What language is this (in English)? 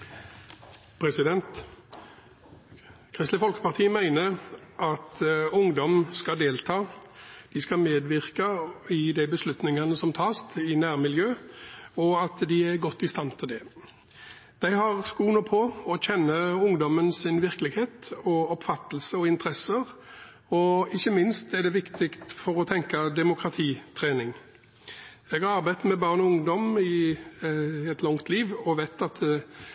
Norwegian